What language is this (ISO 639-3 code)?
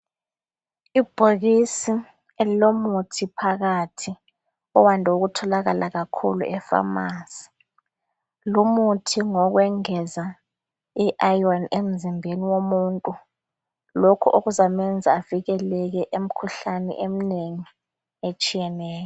nde